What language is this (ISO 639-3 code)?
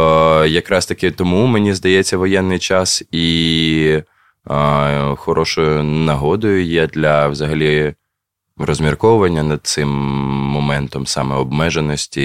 ukr